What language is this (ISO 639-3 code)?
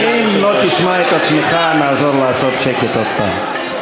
heb